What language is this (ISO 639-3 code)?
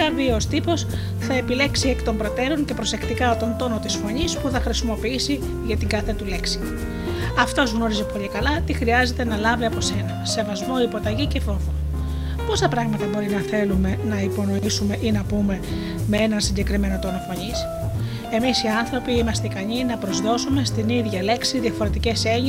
ell